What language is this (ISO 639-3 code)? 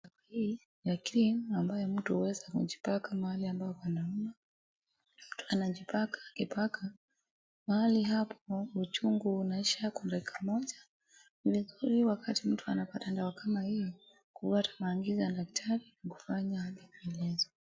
swa